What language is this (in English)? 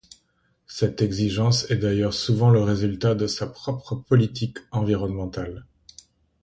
French